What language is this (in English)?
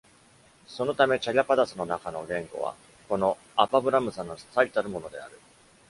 Japanese